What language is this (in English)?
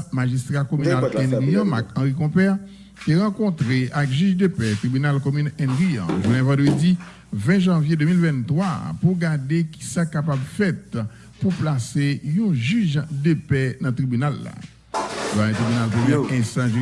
French